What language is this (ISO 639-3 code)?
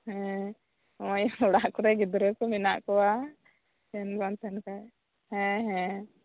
sat